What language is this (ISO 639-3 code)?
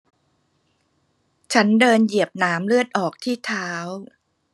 tha